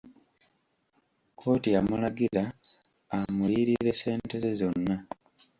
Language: Ganda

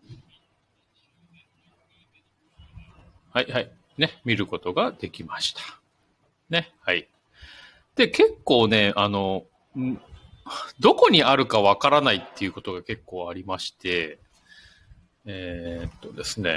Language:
Japanese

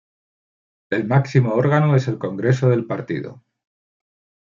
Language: Spanish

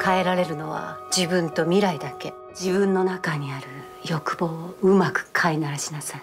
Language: Japanese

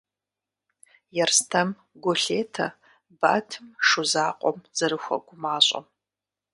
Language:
Kabardian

